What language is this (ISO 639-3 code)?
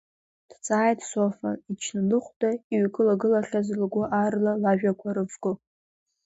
abk